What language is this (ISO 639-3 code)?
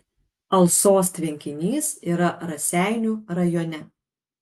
lit